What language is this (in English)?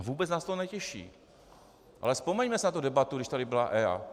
Czech